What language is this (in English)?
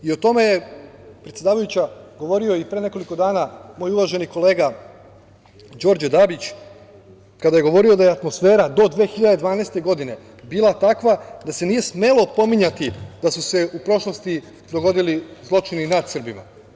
Serbian